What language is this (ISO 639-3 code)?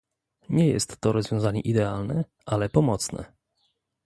pol